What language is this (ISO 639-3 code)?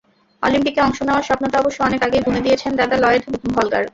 ben